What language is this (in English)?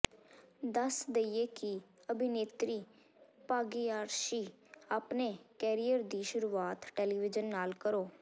Punjabi